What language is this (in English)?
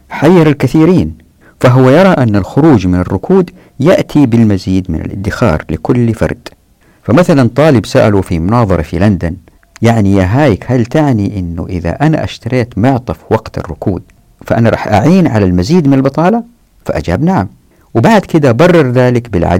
Arabic